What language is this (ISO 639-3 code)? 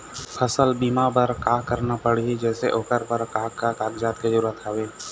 hne